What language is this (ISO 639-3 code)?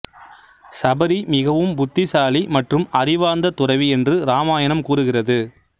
tam